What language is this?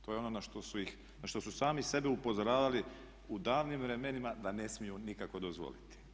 Croatian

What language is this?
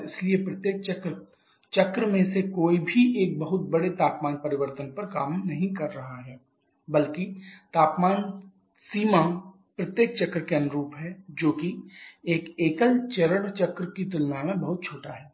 Hindi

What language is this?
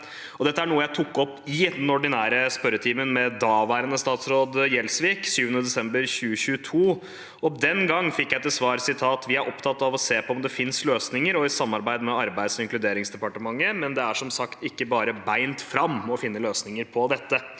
Norwegian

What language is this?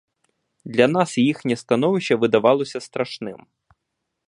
Ukrainian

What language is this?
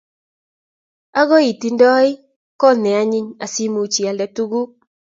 Kalenjin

